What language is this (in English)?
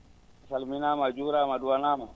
Fula